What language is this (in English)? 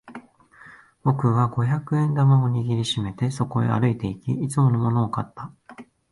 Japanese